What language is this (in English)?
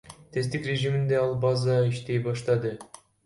Kyrgyz